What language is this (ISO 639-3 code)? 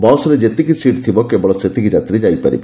ori